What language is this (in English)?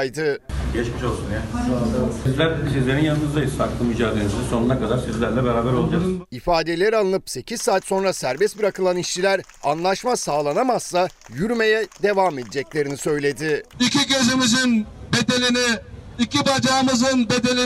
Turkish